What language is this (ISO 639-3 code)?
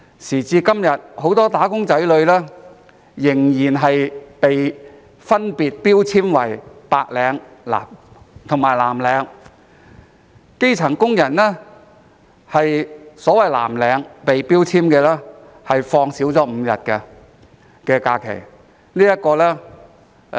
yue